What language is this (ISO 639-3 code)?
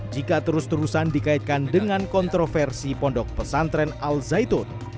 ind